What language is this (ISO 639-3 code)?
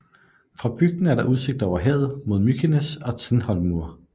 dan